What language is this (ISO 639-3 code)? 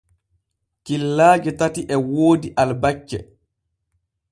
fue